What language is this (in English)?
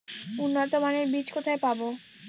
Bangla